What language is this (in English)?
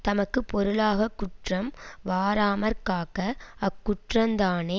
Tamil